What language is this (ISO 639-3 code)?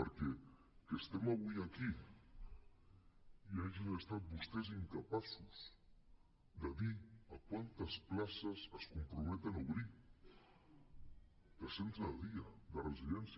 cat